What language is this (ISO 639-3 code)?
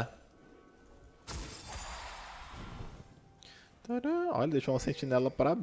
por